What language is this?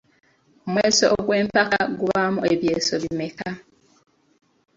Ganda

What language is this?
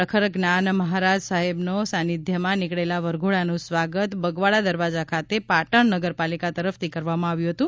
Gujarati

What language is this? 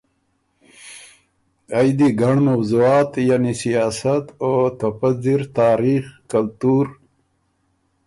Ormuri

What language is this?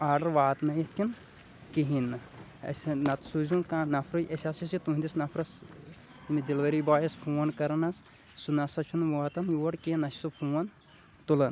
Kashmiri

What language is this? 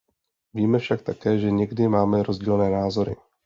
Czech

